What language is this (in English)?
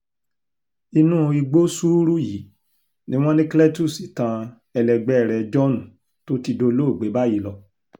Yoruba